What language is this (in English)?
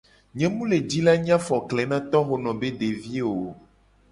Gen